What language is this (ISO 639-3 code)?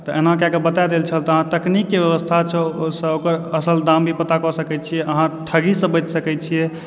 mai